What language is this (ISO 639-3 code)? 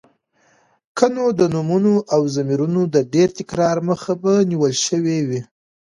pus